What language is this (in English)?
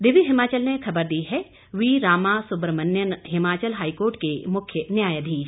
Hindi